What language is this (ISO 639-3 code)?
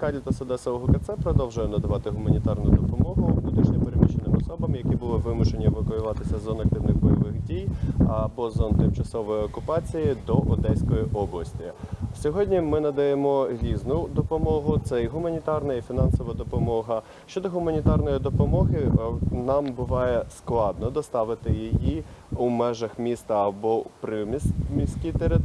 ukr